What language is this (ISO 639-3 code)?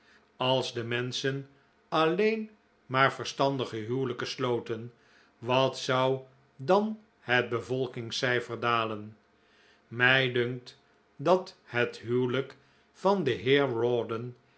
nld